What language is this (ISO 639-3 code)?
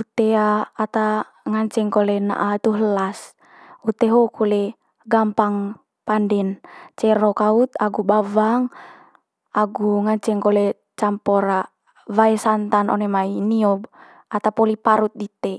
mqy